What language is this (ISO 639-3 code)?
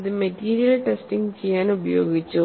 mal